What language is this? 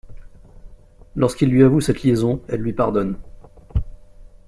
French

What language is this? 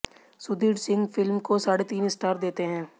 Hindi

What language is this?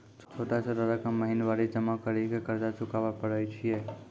Maithili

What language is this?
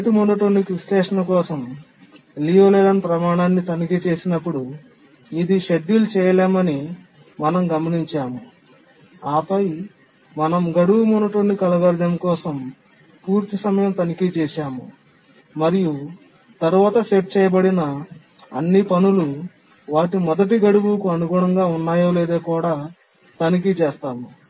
Telugu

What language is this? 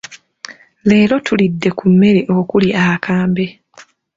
Ganda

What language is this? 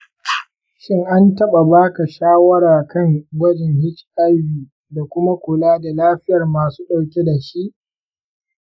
Hausa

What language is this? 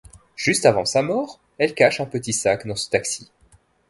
French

